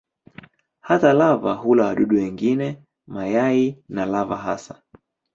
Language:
Swahili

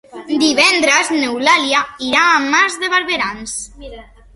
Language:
Catalan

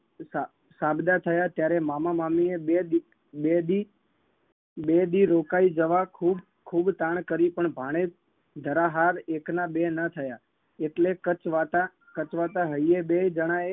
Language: Gujarati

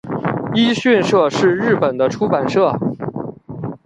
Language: Chinese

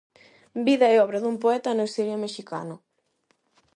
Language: Galician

